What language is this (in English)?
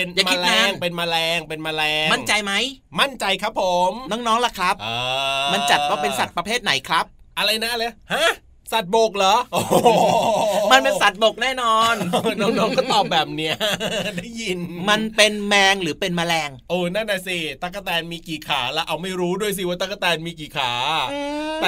Thai